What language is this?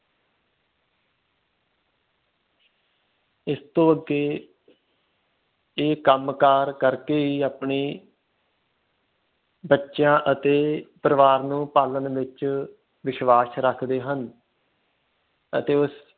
Punjabi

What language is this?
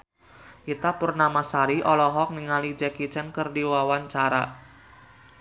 Sundanese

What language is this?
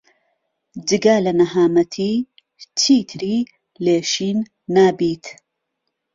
Central Kurdish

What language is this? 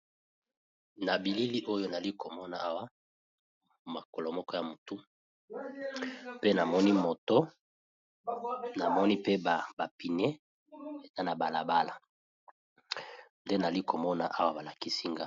Lingala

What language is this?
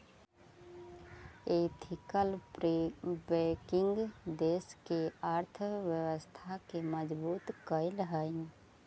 Magahi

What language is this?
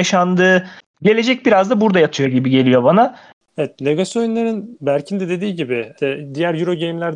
Turkish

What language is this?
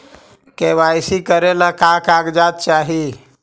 Magahi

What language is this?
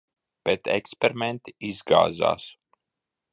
Latvian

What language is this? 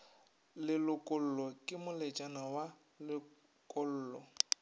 Northern Sotho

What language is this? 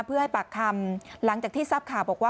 Thai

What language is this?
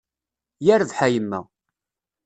Kabyle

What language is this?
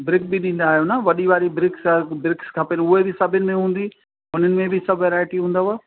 Sindhi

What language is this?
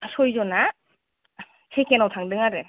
Bodo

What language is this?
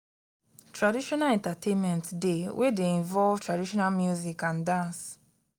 Nigerian Pidgin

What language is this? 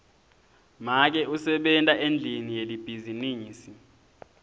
Swati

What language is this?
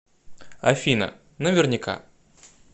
Russian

